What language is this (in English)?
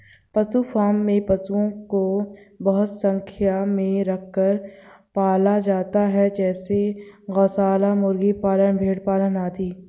Hindi